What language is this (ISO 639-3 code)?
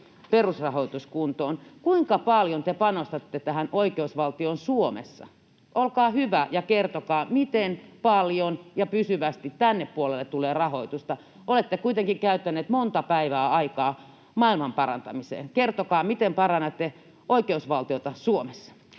fin